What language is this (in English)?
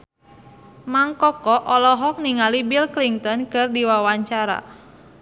Sundanese